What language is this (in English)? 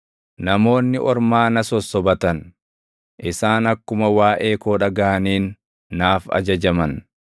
Oromo